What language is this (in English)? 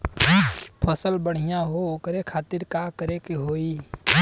Bhojpuri